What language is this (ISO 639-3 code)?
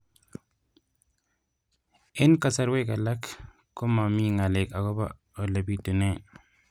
kln